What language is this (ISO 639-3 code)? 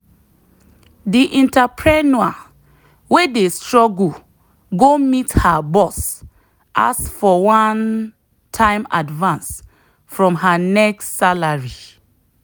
pcm